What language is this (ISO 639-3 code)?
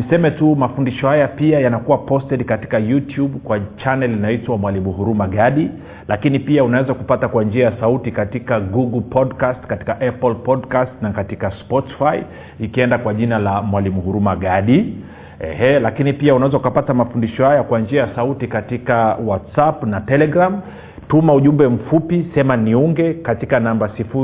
swa